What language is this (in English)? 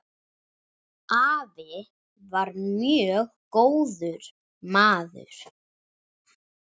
Icelandic